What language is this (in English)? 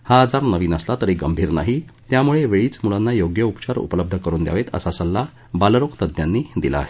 Marathi